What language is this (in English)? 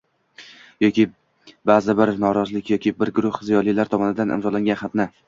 Uzbek